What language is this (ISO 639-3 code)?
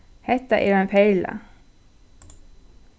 fao